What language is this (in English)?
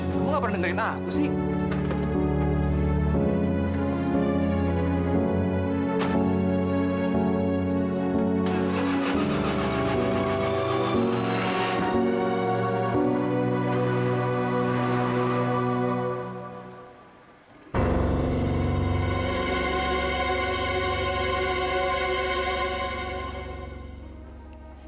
Indonesian